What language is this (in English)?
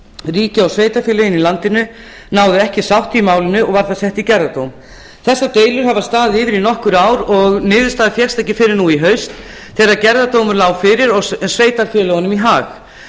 Icelandic